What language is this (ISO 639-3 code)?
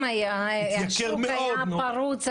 heb